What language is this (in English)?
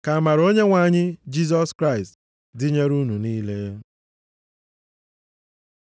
Igbo